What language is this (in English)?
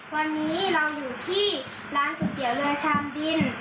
Thai